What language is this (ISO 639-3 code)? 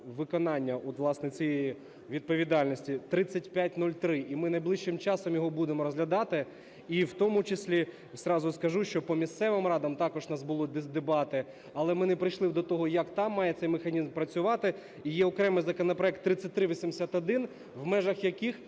ukr